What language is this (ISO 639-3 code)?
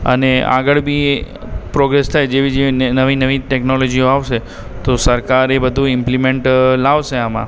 guj